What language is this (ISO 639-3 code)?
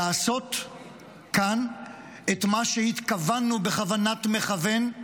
heb